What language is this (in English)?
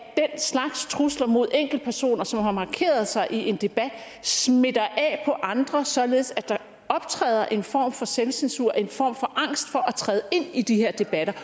Danish